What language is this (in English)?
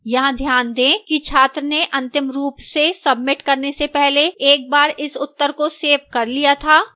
Hindi